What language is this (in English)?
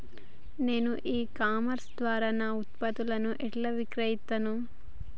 Telugu